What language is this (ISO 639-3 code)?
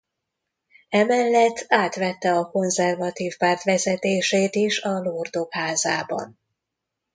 hun